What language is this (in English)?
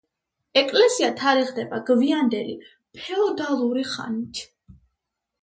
Georgian